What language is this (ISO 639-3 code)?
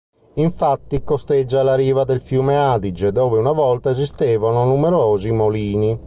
ita